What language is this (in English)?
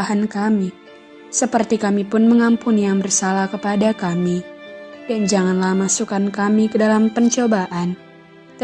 Indonesian